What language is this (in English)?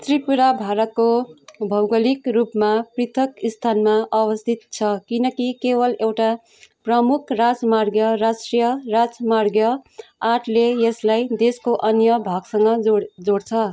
Nepali